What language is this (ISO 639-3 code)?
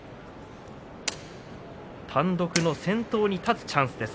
jpn